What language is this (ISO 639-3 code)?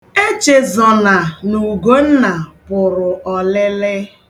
ibo